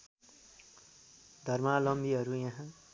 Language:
Nepali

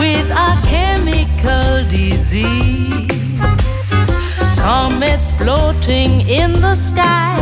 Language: Greek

